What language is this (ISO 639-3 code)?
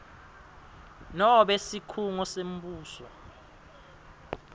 ssw